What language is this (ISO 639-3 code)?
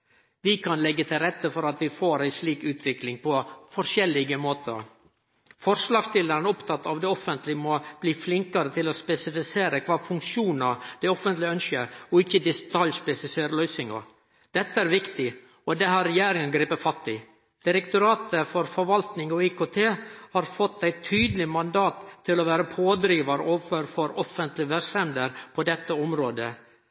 nno